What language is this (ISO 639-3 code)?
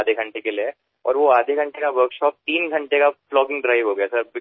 mar